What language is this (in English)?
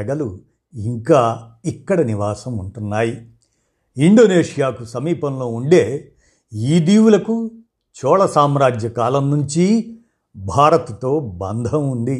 Telugu